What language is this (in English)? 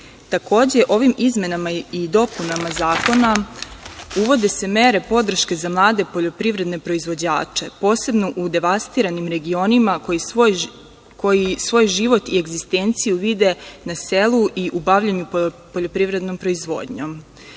Serbian